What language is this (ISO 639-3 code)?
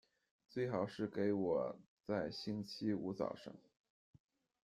zho